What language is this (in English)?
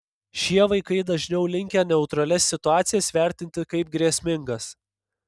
Lithuanian